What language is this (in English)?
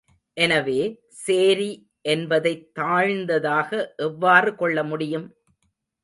Tamil